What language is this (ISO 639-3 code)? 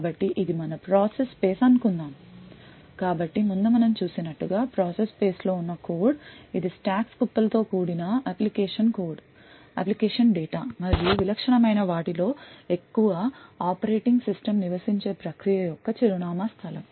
tel